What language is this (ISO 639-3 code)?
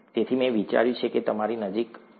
guj